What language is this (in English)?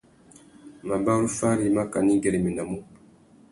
Tuki